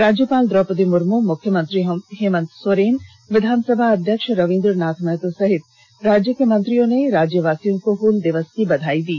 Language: Hindi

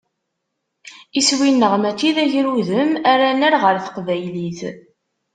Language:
Kabyle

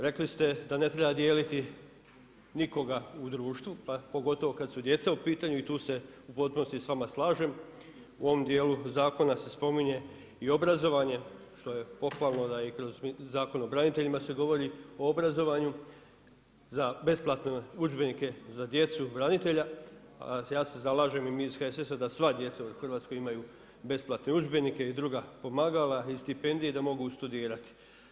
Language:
Croatian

